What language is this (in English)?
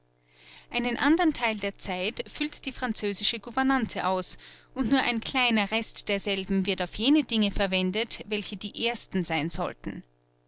German